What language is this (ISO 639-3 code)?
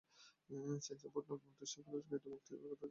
ben